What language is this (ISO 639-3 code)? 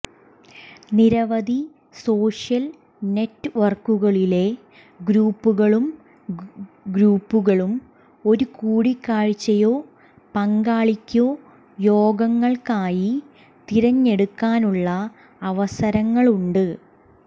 mal